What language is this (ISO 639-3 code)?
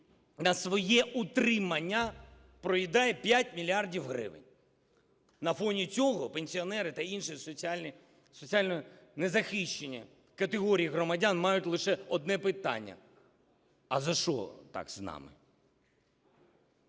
ukr